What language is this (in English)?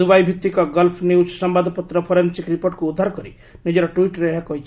Odia